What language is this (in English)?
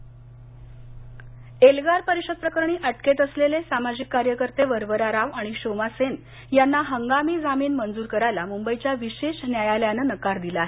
Marathi